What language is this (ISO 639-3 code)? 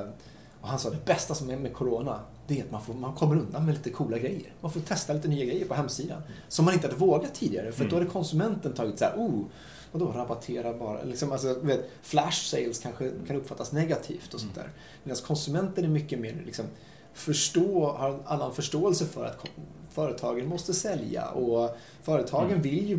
swe